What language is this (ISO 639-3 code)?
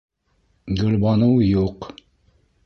bak